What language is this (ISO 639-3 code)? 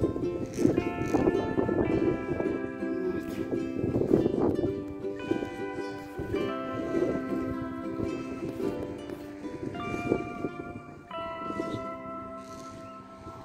rus